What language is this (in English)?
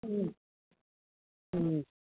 Manipuri